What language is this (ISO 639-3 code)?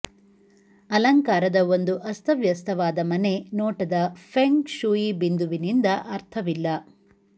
kan